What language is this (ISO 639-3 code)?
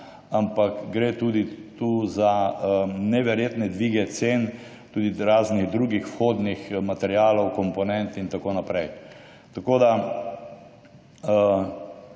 slv